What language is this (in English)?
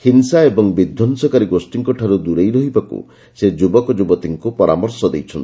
Odia